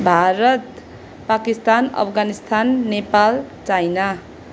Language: Nepali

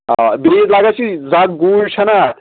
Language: Kashmiri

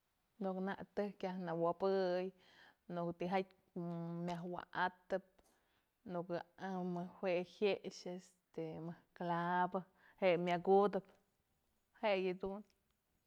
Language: Mazatlán Mixe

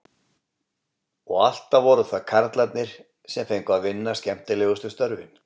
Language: Icelandic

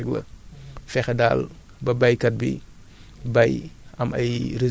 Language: Wolof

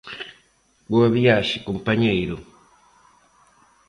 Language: Galician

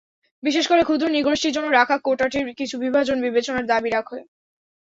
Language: Bangla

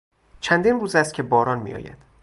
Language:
Persian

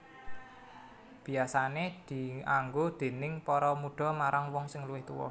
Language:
Javanese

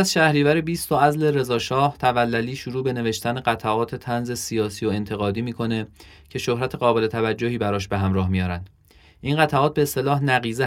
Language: Persian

